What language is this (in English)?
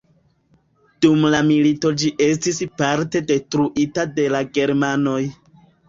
Esperanto